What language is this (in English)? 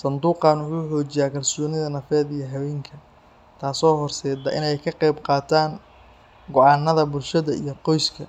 Somali